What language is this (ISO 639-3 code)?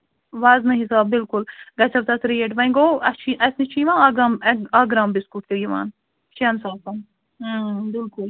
kas